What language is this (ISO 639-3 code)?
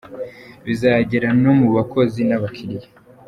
kin